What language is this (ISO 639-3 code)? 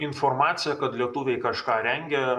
lit